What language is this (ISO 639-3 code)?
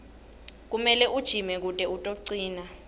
ssw